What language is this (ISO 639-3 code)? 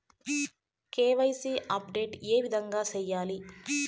tel